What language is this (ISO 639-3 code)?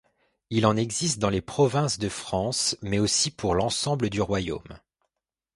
fra